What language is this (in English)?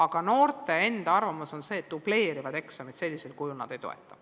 Estonian